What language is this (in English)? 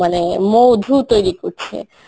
Bangla